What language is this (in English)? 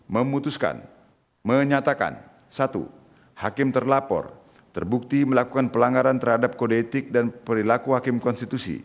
Indonesian